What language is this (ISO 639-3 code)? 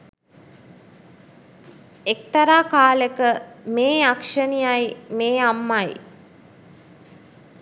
sin